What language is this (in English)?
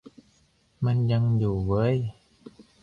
Thai